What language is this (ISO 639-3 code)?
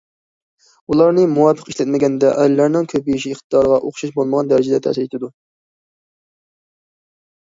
uig